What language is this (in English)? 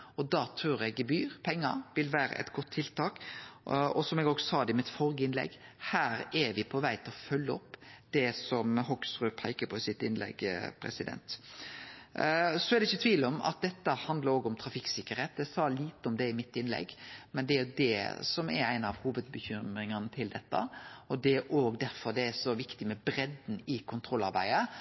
Norwegian Nynorsk